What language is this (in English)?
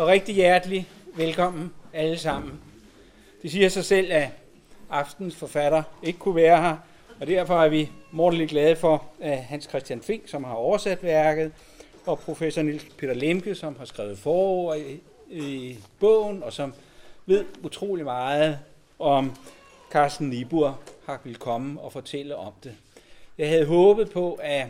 Danish